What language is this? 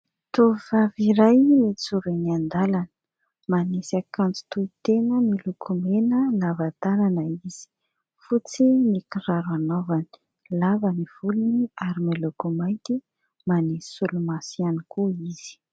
Malagasy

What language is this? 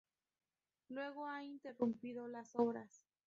Spanish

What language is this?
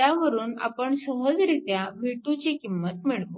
Marathi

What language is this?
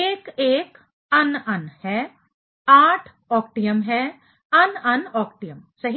Hindi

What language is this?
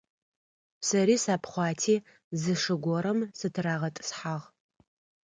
Adyghe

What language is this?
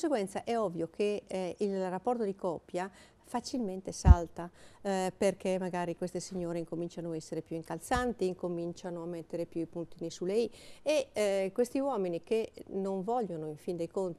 Italian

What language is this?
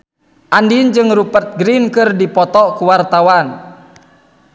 Sundanese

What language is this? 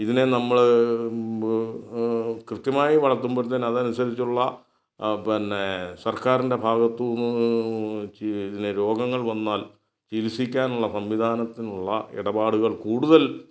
Malayalam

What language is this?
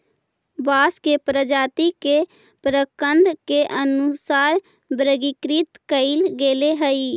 Magahi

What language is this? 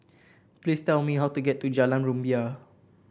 English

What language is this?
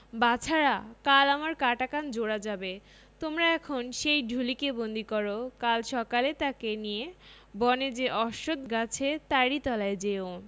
Bangla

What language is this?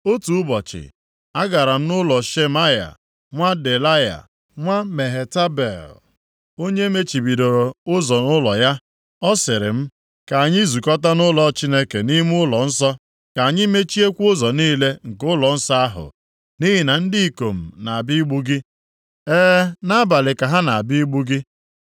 Igbo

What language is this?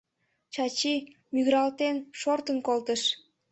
Mari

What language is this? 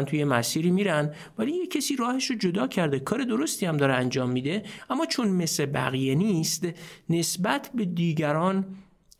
Persian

